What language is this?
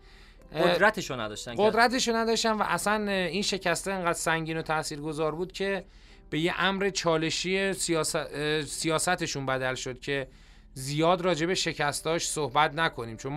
Persian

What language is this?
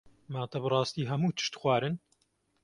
Kurdish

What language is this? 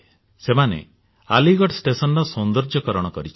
Odia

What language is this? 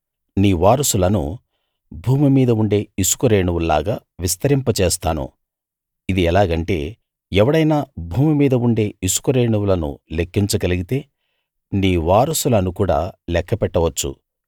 Telugu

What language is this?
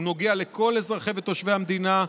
Hebrew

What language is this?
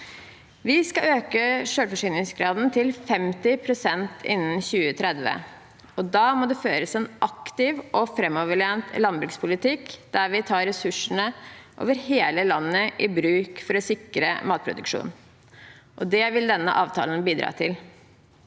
Norwegian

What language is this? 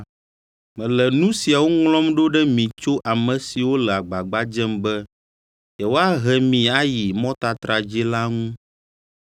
Ewe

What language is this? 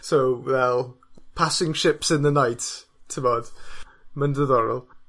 Welsh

